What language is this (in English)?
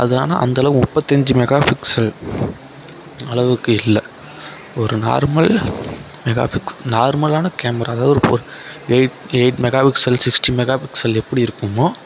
Tamil